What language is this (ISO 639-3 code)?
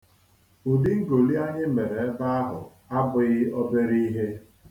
ibo